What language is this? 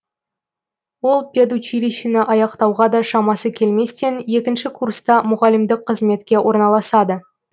Kazakh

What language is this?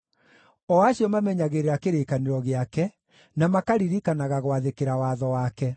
Kikuyu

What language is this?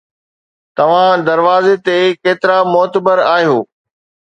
Sindhi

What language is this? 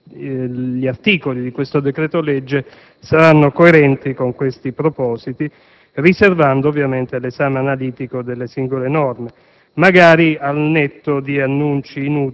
Italian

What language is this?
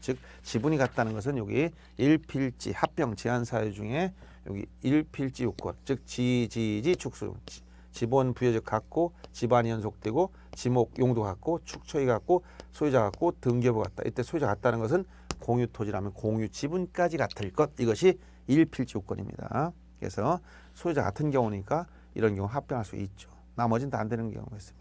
Korean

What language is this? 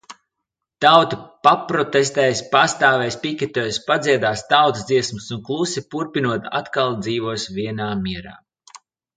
Latvian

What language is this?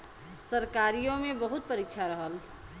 Bhojpuri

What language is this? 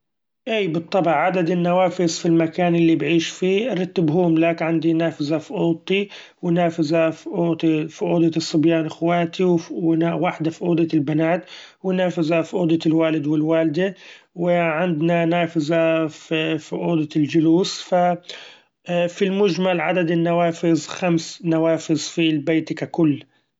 Gulf Arabic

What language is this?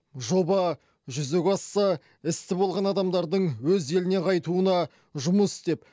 Kazakh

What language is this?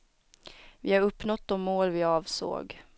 Swedish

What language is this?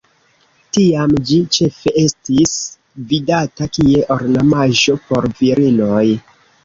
Esperanto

